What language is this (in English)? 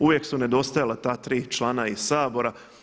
Croatian